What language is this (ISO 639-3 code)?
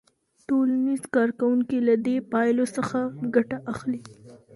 pus